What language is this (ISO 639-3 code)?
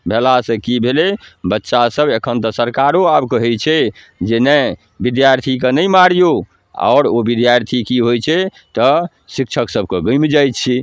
mai